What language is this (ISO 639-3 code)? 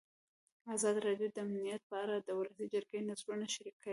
pus